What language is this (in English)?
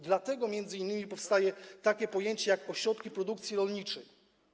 Polish